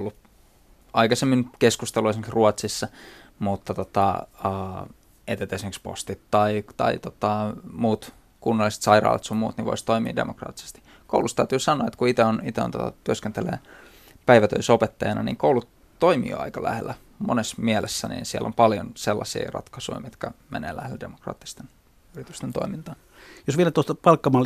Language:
Finnish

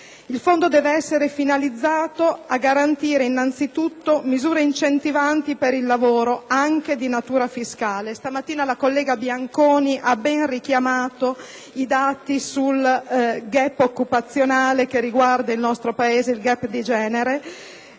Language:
Italian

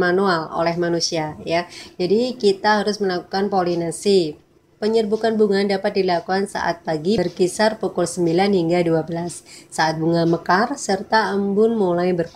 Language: Indonesian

